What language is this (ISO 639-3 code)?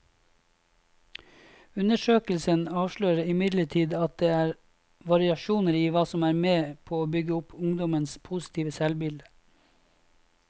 nor